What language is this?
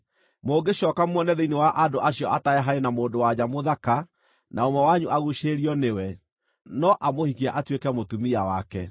Kikuyu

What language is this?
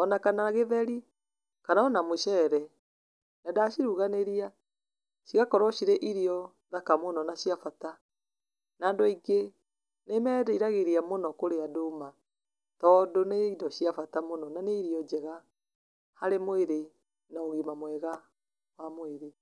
Kikuyu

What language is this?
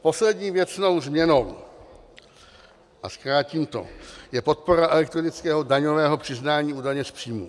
Czech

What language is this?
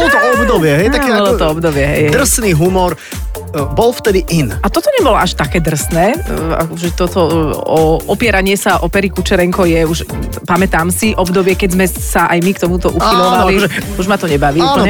Slovak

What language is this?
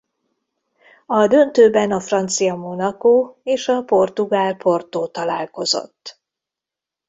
Hungarian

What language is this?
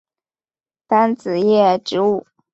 Chinese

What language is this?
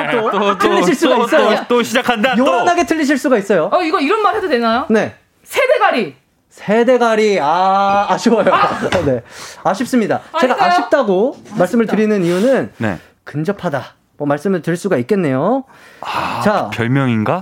Korean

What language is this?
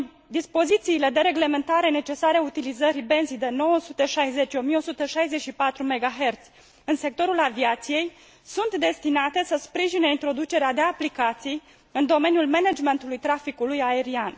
Romanian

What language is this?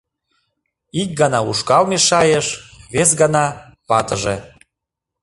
Mari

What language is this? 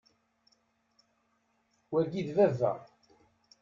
Kabyle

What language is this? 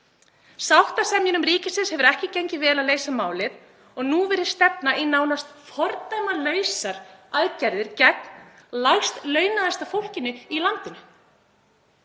Icelandic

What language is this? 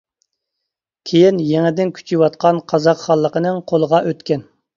Uyghur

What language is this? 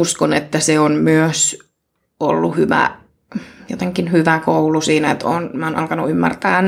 Finnish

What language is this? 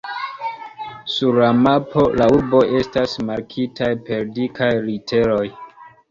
Esperanto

